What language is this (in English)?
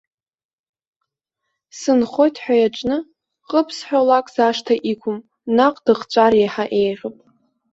Abkhazian